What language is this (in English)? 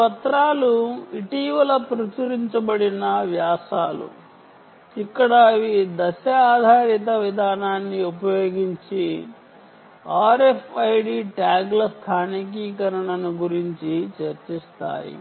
Telugu